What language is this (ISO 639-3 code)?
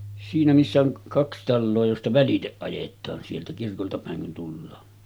fin